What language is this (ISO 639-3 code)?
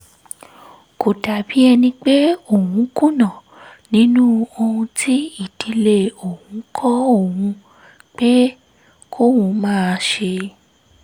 yor